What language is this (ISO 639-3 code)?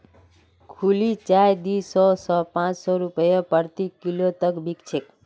mag